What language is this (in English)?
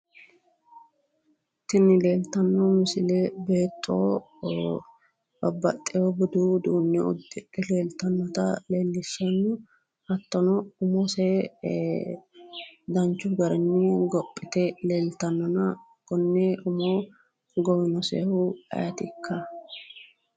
Sidamo